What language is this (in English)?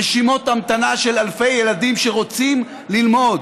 Hebrew